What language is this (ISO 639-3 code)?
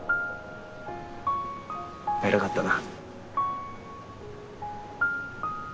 jpn